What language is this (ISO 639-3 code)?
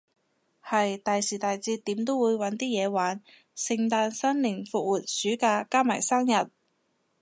yue